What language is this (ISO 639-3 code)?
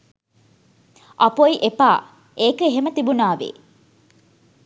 sin